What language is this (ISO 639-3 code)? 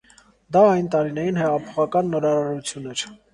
hye